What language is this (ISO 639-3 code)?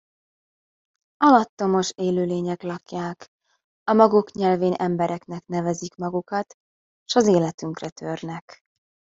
hun